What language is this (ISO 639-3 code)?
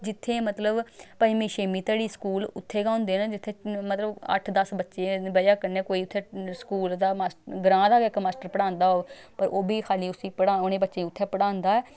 doi